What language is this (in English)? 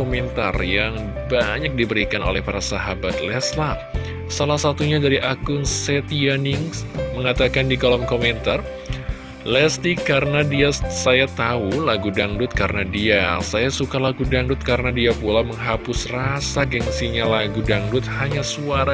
Indonesian